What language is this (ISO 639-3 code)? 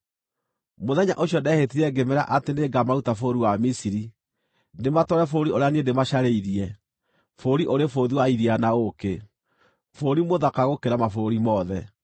kik